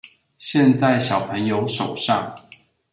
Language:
Chinese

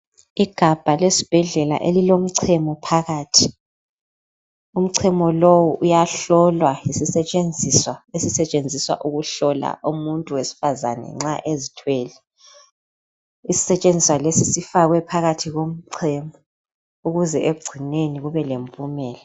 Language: North Ndebele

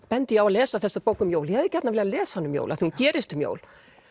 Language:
Icelandic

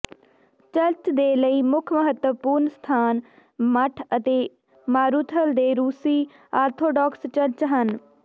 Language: Punjabi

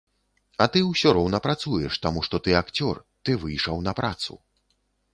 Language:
Belarusian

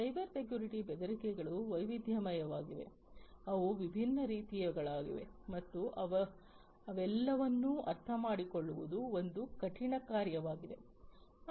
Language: Kannada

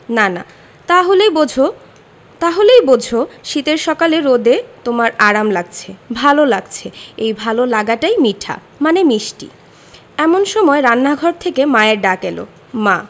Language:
Bangla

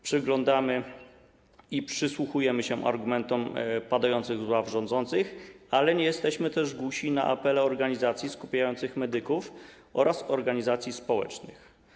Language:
Polish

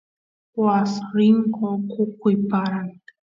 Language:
Santiago del Estero Quichua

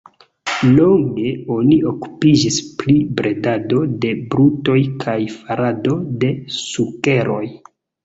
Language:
Esperanto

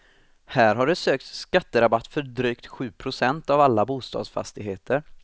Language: Swedish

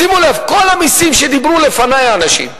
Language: Hebrew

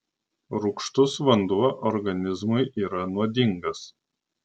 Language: Lithuanian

